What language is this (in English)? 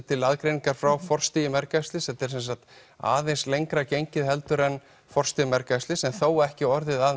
Icelandic